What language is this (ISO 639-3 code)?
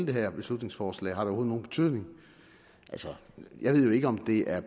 dan